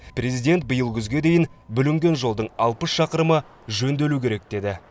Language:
Kazakh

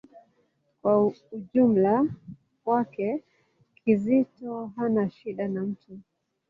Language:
Swahili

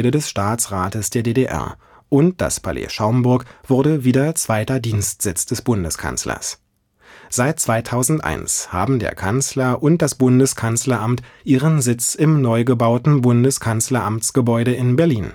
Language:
German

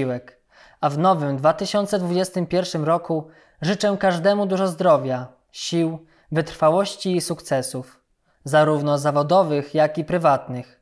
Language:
Polish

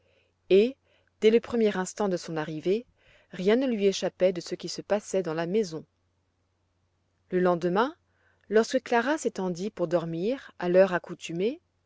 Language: French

